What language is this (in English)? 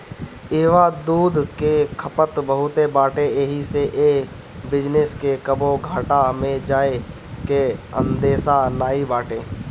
Bhojpuri